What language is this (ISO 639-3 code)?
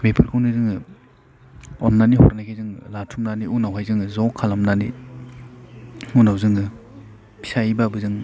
brx